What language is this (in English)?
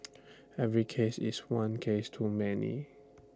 English